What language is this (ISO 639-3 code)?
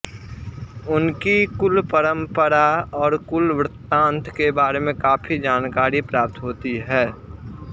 san